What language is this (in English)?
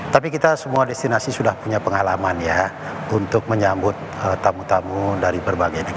Indonesian